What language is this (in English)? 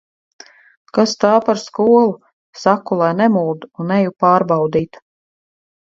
Latvian